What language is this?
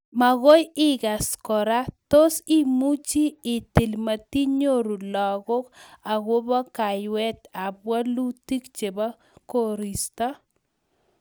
Kalenjin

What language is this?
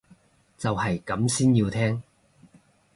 Cantonese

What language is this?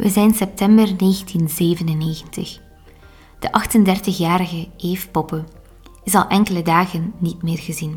Dutch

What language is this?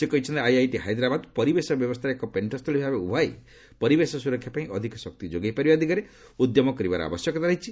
Odia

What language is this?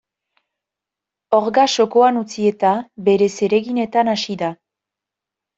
Basque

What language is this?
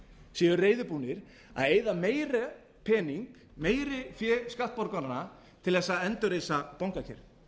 Icelandic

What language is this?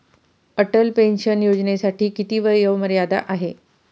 Marathi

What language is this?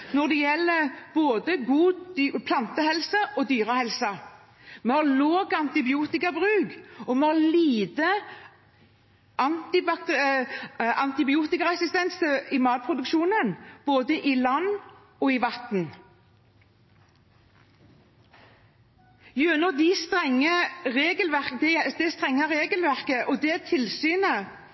Norwegian Bokmål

